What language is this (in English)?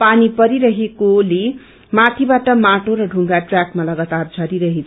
Nepali